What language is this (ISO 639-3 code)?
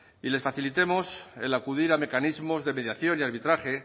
spa